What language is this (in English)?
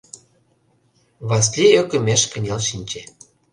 Mari